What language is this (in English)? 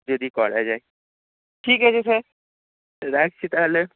Bangla